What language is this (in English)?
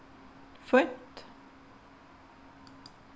Faroese